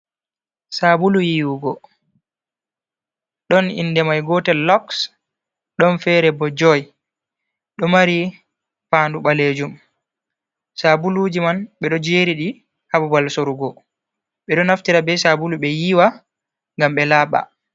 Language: Fula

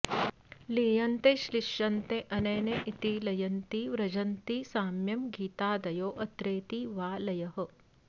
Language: Sanskrit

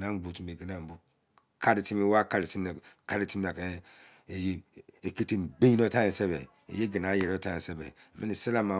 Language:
Izon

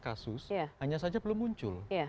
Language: Indonesian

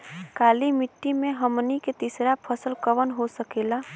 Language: Bhojpuri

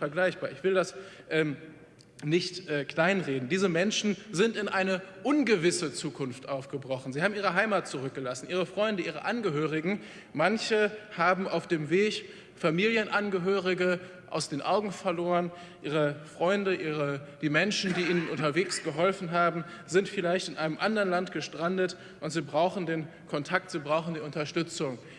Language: German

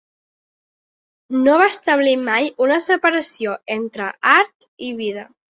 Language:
Catalan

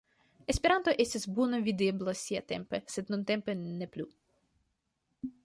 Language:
Esperanto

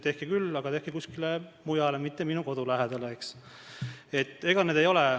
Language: Estonian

